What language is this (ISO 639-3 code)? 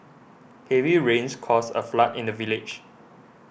eng